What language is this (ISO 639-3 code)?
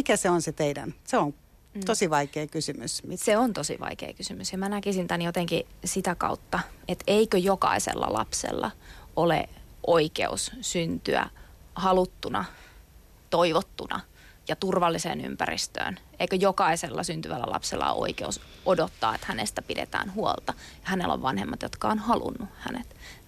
fin